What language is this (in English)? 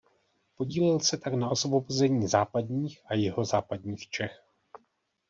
Czech